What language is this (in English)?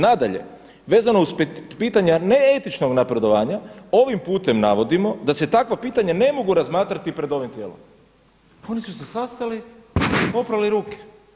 Croatian